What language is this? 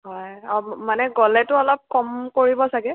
Assamese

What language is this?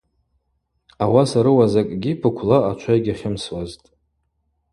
Abaza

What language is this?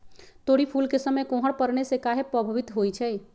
Magahi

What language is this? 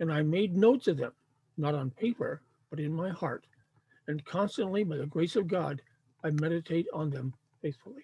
English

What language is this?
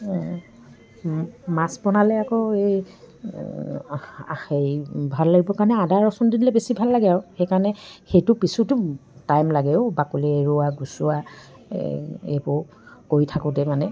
Assamese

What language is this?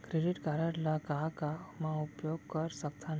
Chhattisgarhi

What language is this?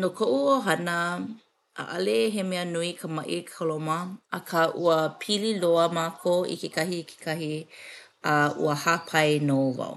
Hawaiian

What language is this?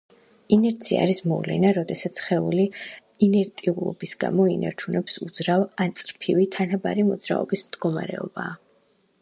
Georgian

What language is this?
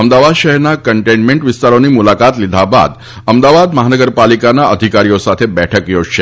Gujarati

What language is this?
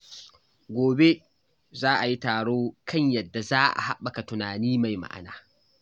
Hausa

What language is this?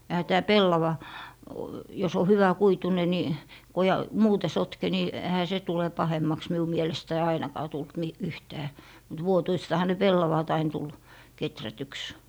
Finnish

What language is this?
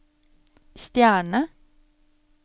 Norwegian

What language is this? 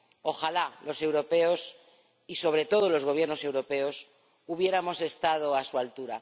Spanish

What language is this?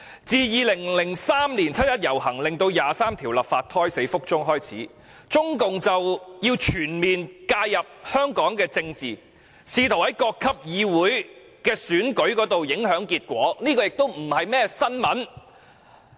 Cantonese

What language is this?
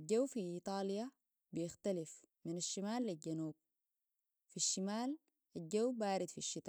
Sudanese Arabic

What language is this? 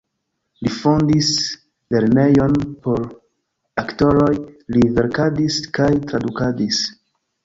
Esperanto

